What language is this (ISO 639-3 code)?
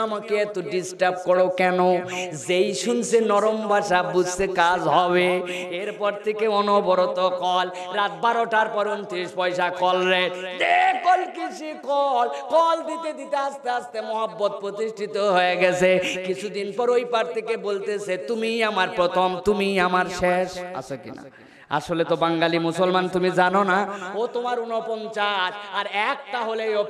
ben